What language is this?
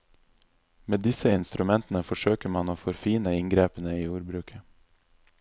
Norwegian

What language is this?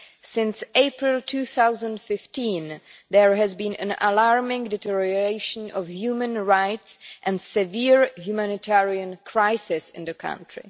English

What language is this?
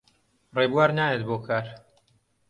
Central Kurdish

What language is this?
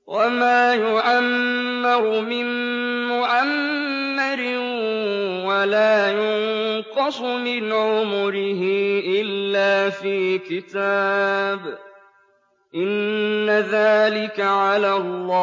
Arabic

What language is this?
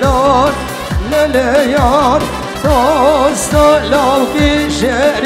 Arabic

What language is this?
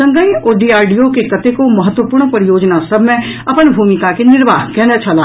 Maithili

